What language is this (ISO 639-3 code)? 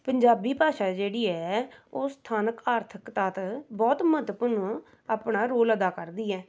pan